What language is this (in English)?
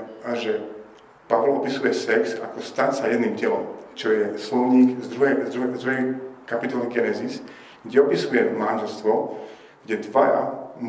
Slovak